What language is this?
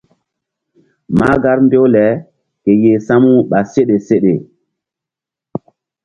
Mbum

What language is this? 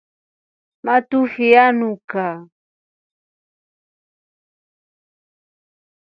Rombo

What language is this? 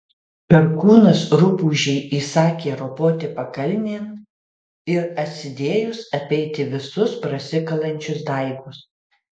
Lithuanian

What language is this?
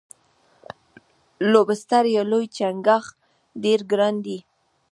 Pashto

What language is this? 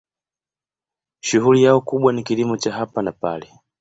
Swahili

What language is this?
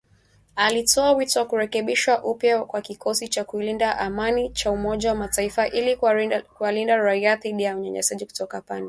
Swahili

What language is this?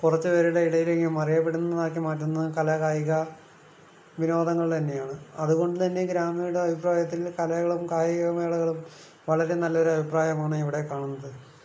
Malayalam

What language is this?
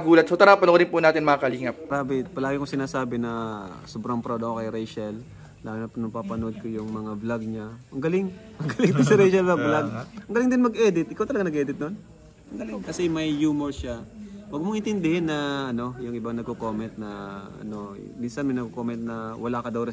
Filipino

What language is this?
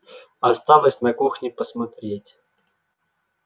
Russian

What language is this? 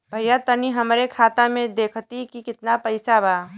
Bhojpuri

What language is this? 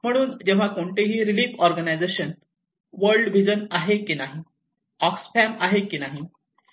Marathi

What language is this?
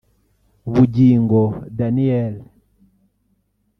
Kinyarwanda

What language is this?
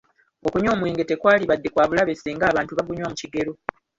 Ganda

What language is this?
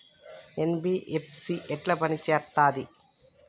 Telugu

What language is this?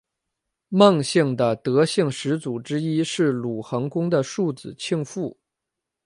Chinese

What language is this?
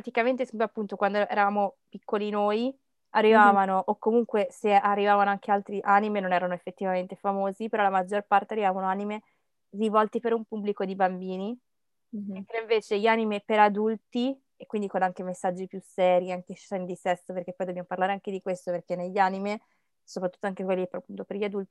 Italian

